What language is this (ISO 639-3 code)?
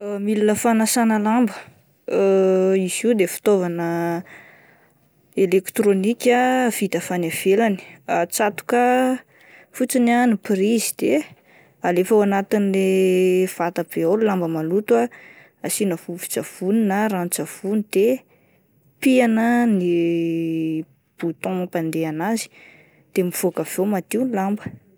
mlg